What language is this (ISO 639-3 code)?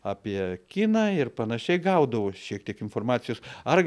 lit